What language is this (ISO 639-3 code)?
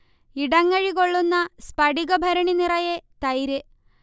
mal